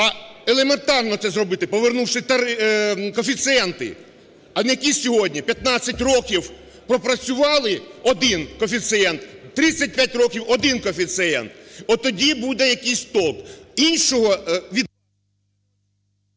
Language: Ukrainian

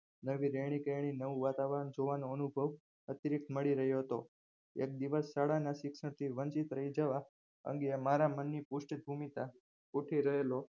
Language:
Gujarati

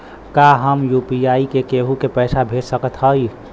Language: Bhojpuri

